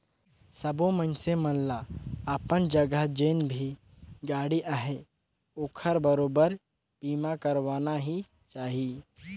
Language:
Chhattisgarhi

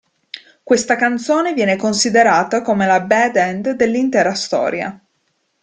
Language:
Italian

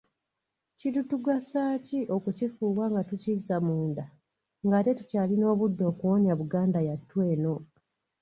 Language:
Ganda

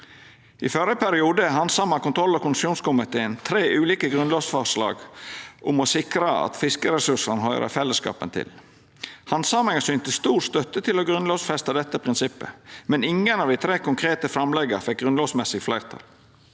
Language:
Norwegian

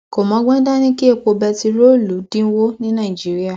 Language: Yoruba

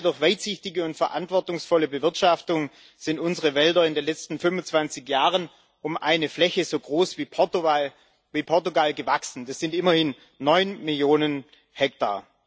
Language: German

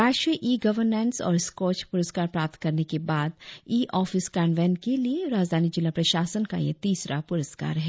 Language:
Hindi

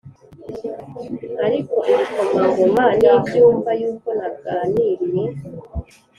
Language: Kinyarwanda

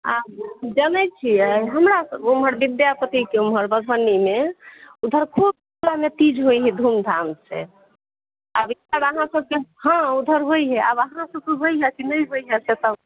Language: Maithili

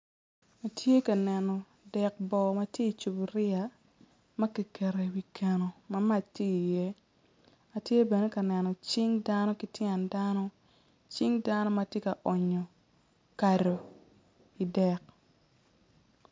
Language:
Acoli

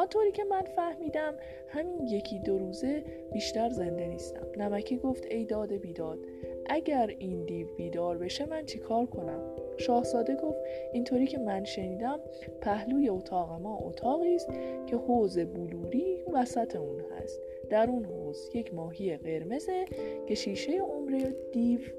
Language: Persian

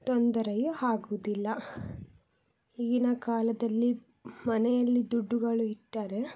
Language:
Kannada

